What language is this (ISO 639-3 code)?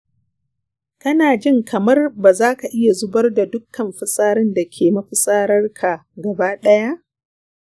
hau